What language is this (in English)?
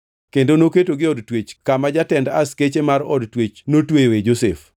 Luo (Kenya and Tanzania)